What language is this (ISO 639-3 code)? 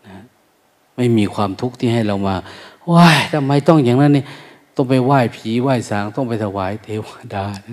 tha